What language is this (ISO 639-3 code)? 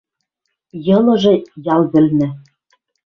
mrj